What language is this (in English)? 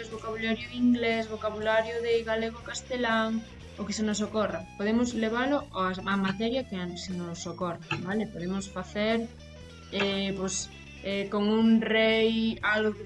Galician